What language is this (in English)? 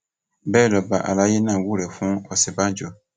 Yoruba